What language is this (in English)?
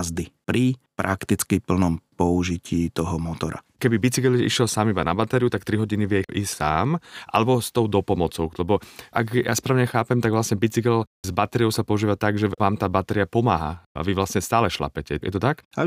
Slovak